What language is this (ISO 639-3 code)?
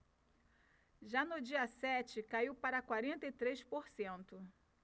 por